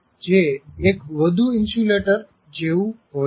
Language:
Gujarati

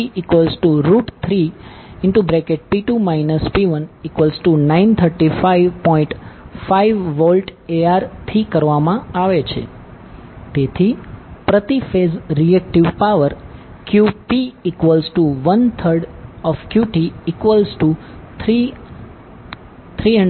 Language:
Gujarati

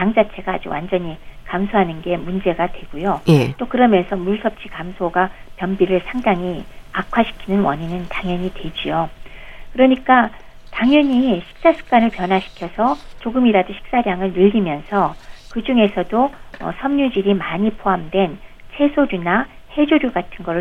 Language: Korean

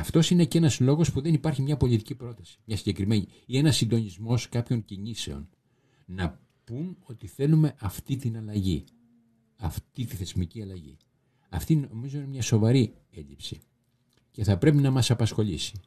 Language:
Greek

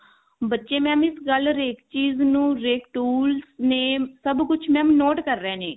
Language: Punjabi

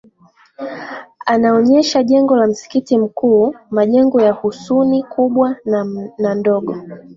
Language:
Swahili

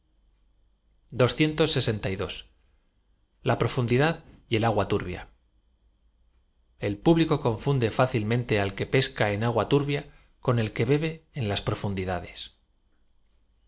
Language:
Spanish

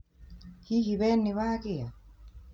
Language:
Kikuyu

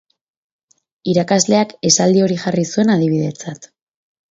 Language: Basque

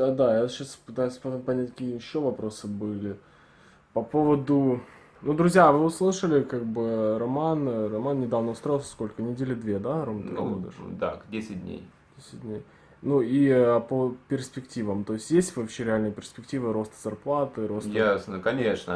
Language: Russian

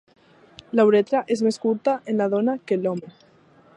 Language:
Catalan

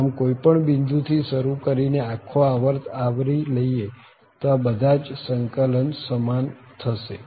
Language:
Gujarati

